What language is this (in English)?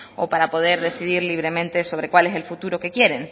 Spanish